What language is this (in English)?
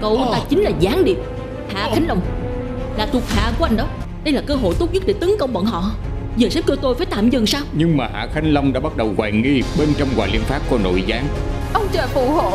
Vietnamese